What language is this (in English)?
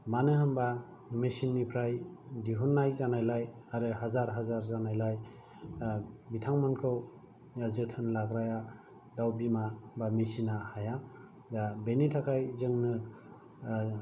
Bodo